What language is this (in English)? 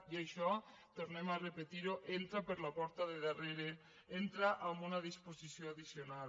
Catalan